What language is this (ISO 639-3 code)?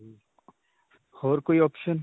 pan